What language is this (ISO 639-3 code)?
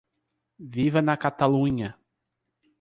por